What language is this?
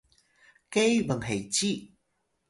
Atayal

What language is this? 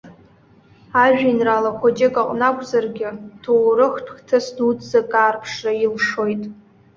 Abkhazian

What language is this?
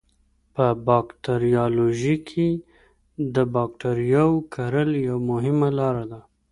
Pashto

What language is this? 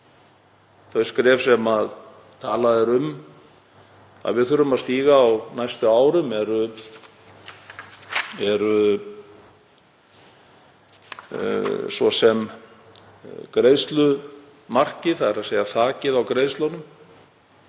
Icelandic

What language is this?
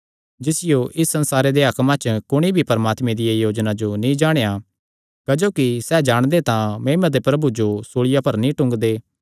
Kangri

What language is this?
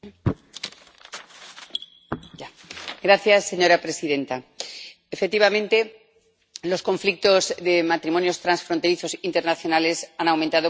Spanish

